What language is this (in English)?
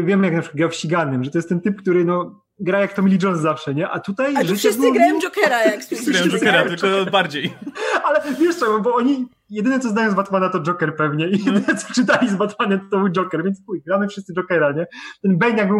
Polish